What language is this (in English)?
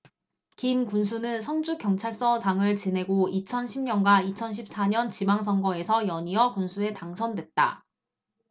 Korean